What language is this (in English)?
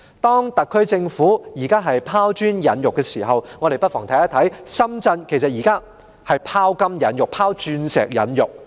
Cantonese